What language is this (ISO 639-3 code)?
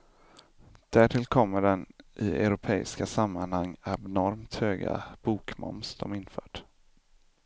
swe